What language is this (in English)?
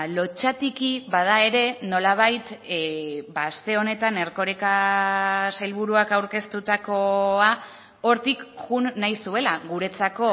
Basque